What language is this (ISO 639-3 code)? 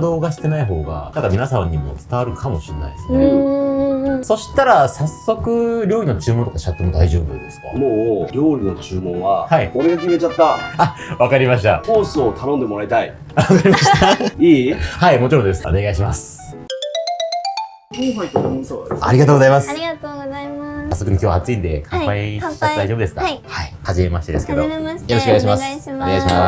jpn